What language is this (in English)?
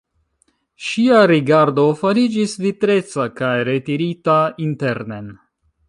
Esperanto